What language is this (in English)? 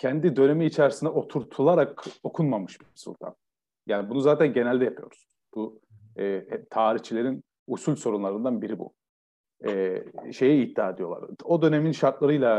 Turkish